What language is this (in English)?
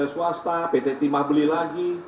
Indonesian